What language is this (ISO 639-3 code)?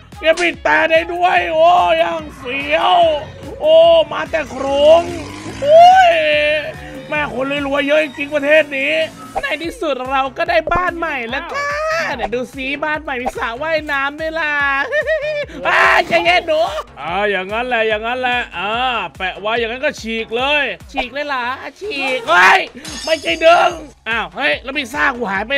tha